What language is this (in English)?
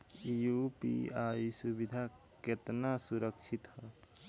Bhojpuri